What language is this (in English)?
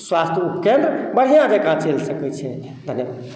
Maithili